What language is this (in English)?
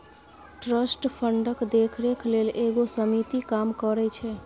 Maithili